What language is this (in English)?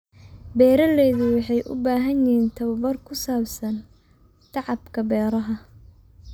Somali